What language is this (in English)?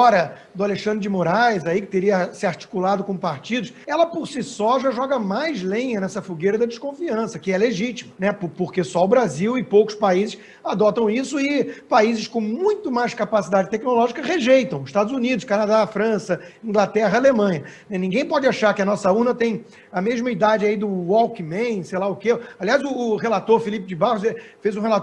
Portuguese